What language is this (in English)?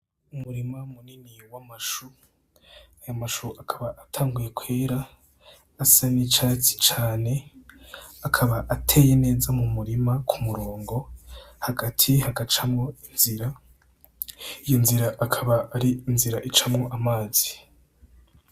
Rundi